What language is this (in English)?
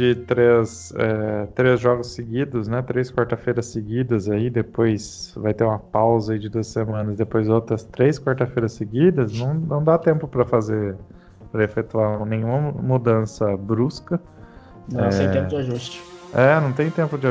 Portuguese